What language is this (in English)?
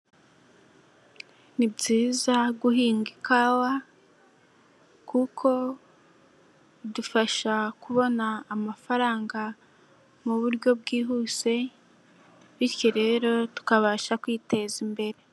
Kinyarwanda